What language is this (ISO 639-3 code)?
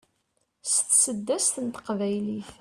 kab